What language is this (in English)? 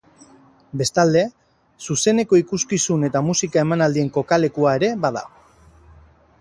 Basque